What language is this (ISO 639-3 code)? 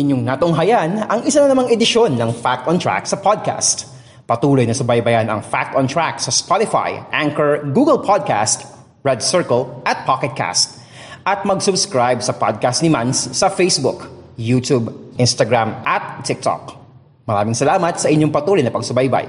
fil